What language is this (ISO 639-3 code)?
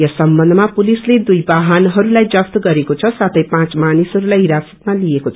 nep